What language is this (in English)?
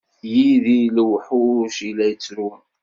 Kabyle